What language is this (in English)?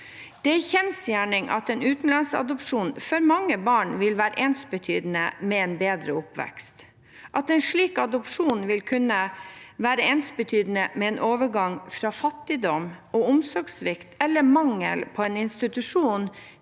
Norwegian